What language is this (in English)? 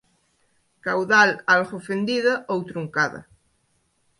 Galician